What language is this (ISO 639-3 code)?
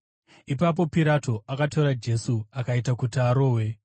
sna